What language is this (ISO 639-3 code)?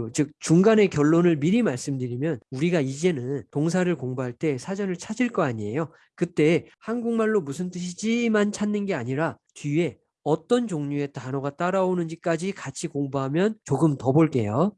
kor